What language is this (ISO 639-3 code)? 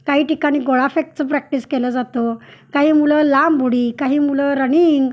mar